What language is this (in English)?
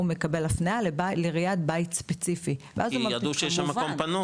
Hebrew